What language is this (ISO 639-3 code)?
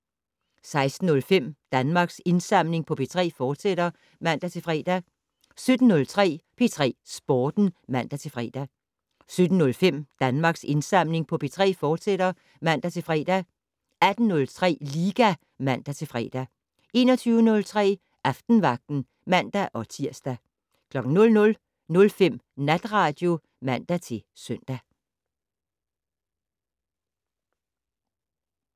dan